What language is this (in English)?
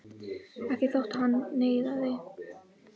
Icelandic